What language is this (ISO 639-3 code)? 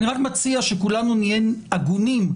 heb